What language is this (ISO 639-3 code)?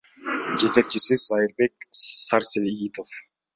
kir